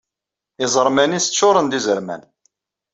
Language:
Kabyle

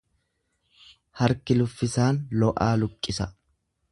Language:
Oromo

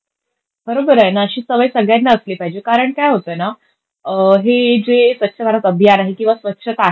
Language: Marathi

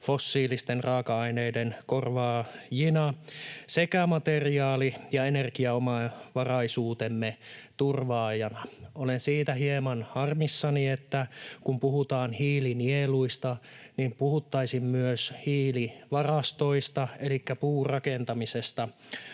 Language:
Finnish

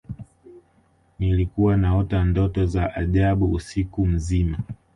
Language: Swahili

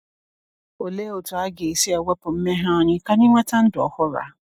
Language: Igbo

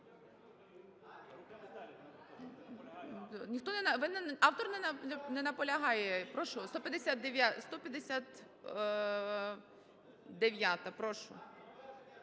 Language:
Ukrainian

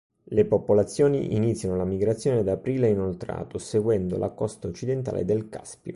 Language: Italian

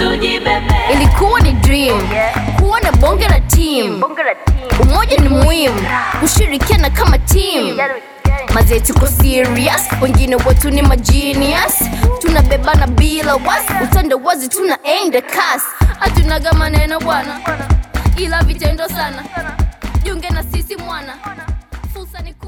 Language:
Swahili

